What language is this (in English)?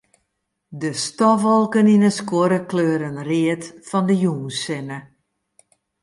Western Frisian